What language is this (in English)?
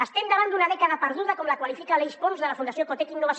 Catalan